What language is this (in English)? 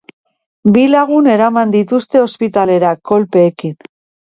Basque